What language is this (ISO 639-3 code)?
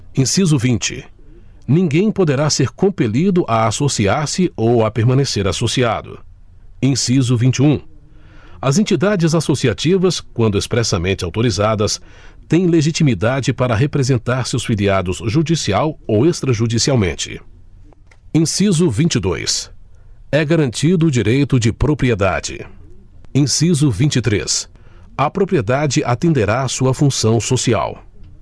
por